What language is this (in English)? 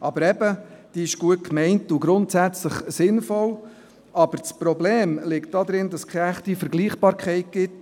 Swiss German